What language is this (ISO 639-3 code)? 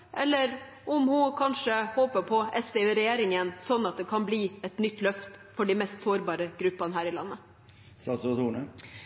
nob